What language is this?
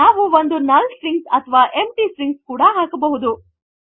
Kannada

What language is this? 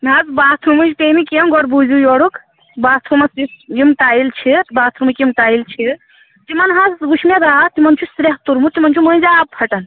Kashmiri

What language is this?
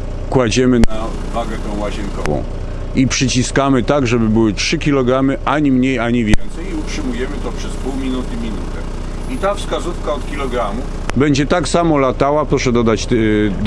Polish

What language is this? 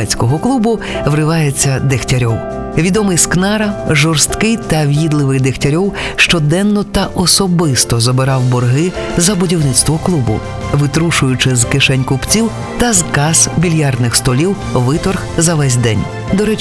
Ukrainian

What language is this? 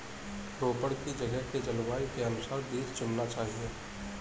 Hindi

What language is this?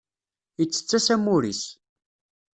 Kabyle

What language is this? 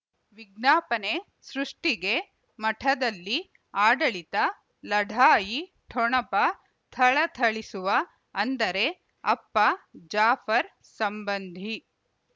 Kannada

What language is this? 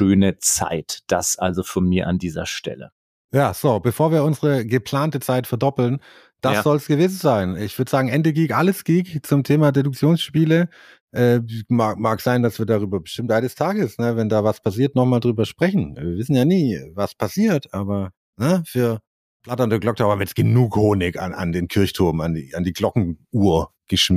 German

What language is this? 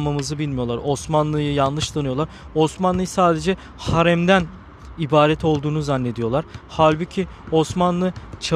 Turkish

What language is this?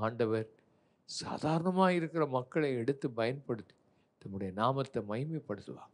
Tamil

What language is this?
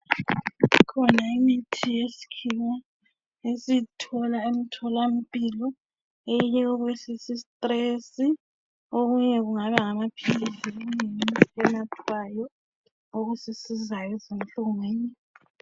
North Ndebele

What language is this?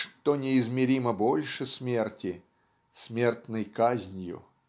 Russian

